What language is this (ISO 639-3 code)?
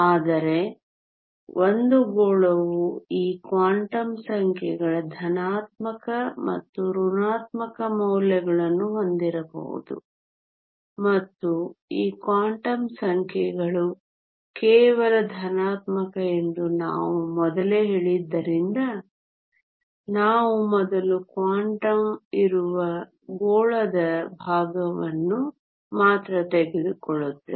kan